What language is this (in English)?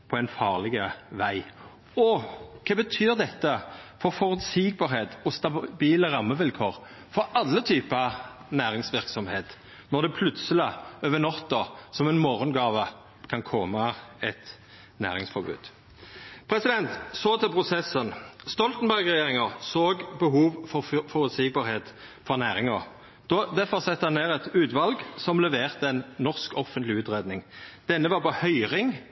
Norwegian Nynorsk